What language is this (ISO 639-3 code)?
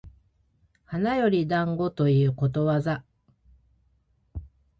jpn